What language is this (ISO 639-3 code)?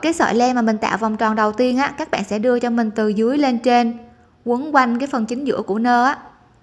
vie